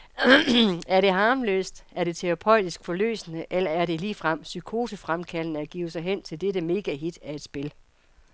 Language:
Danish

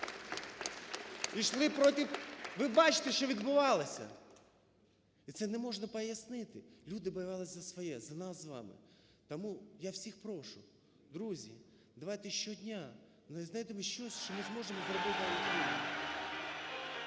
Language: Ukrainian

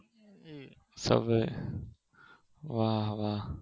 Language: Gujarati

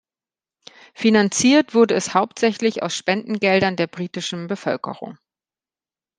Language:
German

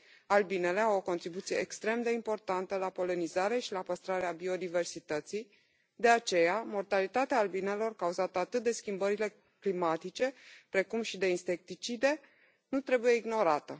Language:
Romanian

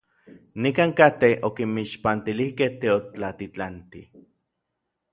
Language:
Orizaba Nahuatl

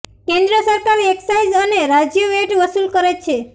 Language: Gujarati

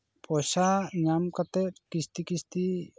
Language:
Santali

